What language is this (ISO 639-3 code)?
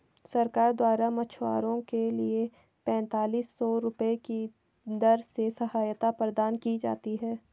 hin